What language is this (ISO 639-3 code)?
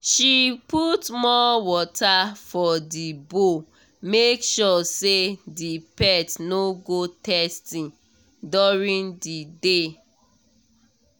pcm